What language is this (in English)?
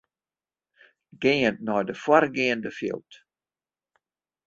Western Frisian